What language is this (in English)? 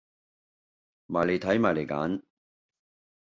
Cantonese